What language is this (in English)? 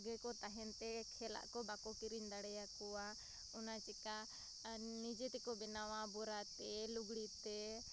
Santali